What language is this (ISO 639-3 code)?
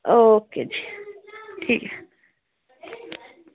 doi